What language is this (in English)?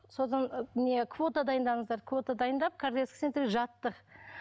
Kazakh